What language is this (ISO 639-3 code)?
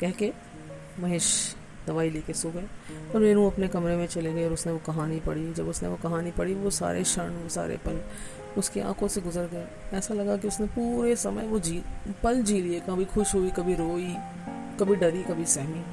hin